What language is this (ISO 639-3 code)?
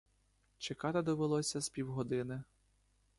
ukr